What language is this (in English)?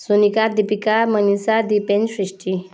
Nepali